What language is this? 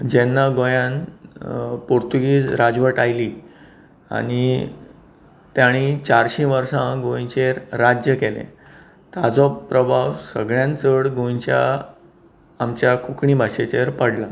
Konkani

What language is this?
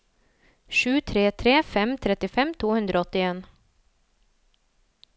Norwegian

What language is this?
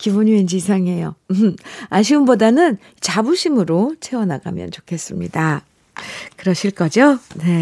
Korean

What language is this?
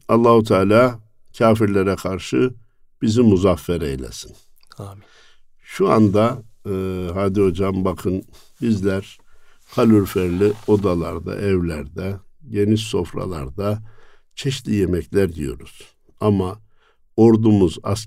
Turkish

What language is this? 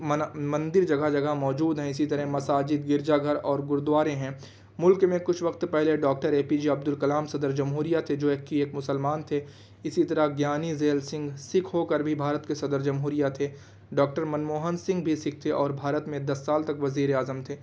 Urdu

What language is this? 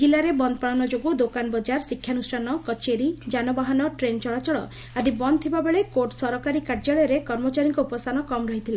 Odia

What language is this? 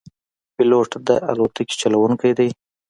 Pashto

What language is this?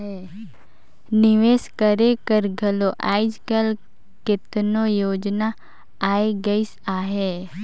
Chhattisgarhi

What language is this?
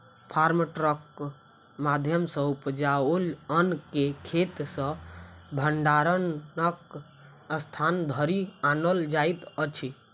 Maithili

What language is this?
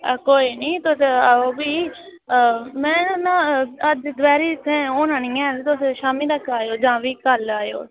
Dogri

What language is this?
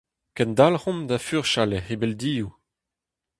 Breton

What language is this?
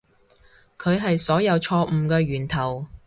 Cantonese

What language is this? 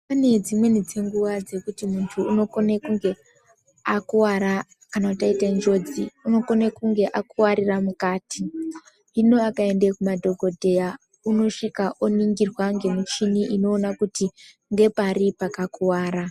Ndau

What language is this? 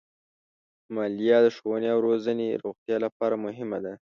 Pashto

